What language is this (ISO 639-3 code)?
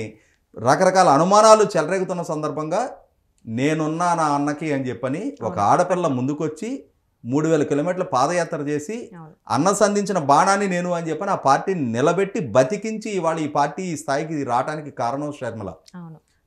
tel